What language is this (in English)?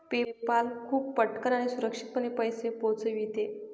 Marathi